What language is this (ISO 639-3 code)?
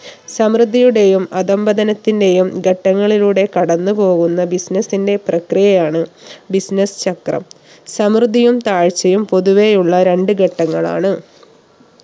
mal